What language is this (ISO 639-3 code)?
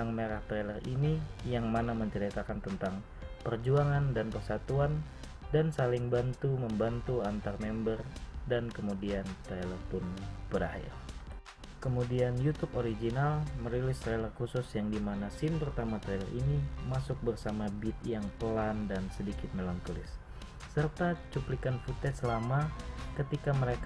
ind